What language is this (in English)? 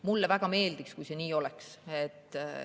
Estonian